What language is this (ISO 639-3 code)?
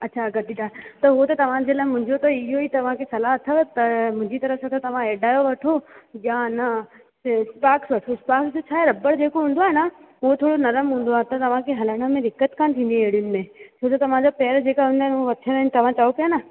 snd